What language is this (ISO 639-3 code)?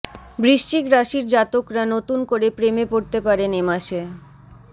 ben